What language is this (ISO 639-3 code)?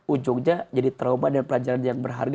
ind